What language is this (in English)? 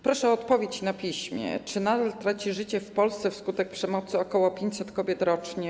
Polish